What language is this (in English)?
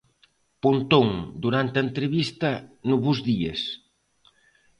Galician